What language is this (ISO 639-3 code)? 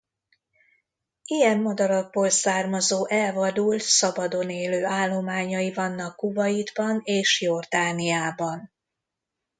hun